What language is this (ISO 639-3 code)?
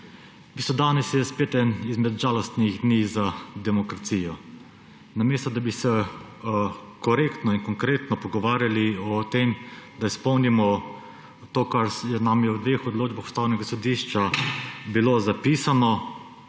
slv